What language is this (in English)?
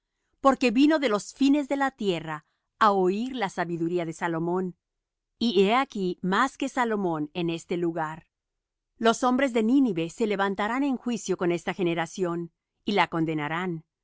Spanish